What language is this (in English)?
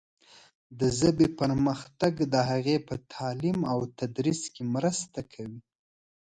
Pashto